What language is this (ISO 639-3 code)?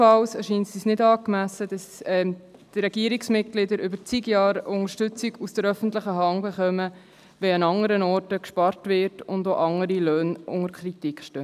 gsw